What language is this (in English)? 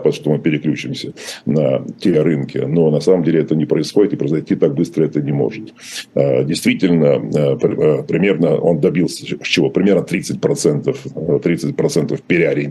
Russian